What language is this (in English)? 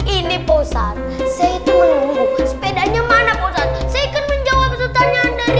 Indonesian